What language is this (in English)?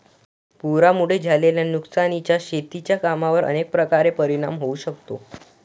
Marathi